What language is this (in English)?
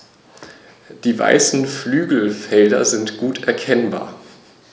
German